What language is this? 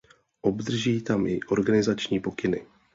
Czech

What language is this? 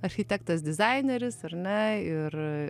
Lithuanian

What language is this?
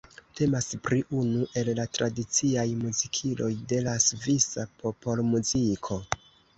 Esperanto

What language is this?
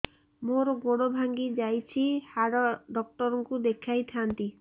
Odia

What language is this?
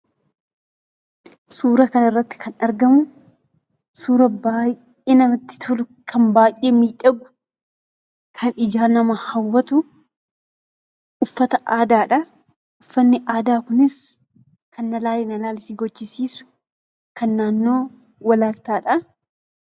Oromo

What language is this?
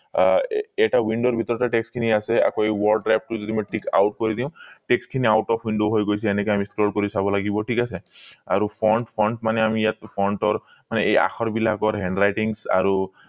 Assamese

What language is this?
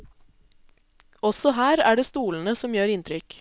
Norwegian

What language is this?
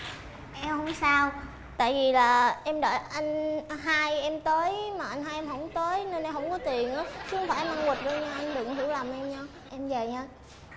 Vietnamese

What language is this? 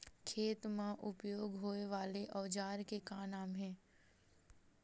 Chhattisgarhi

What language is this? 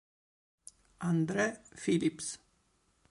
Italian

